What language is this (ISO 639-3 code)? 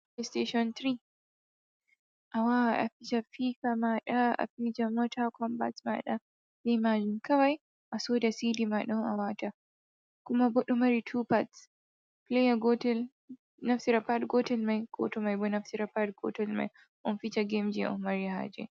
ful